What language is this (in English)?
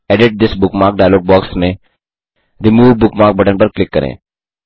Hindi